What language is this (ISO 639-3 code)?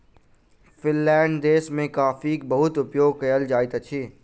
mai